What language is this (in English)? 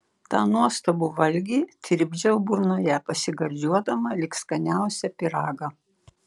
Lithuanian